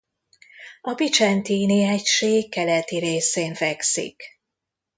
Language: Hungarian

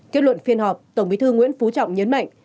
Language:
Vietnamese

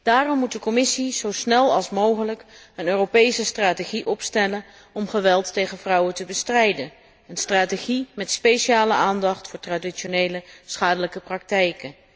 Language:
Dutch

